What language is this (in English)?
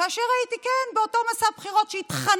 Hebrew